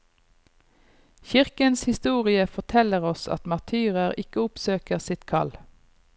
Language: Norwegian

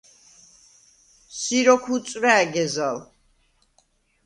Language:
Svan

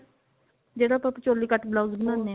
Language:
Punjabi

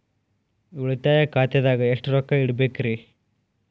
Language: Kannada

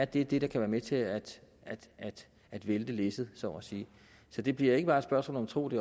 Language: Danish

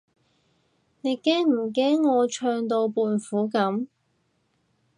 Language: Cantonese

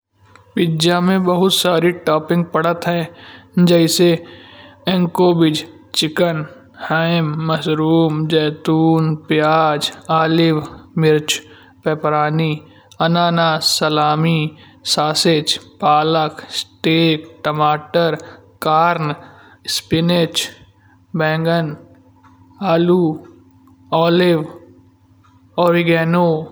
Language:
Kanauji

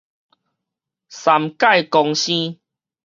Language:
Min Nan Chinese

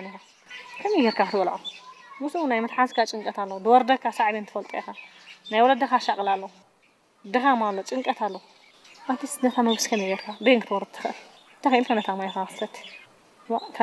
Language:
Arabic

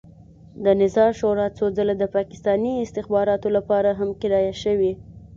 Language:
Pashto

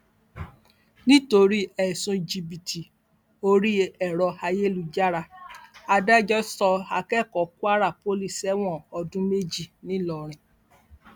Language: Yoruba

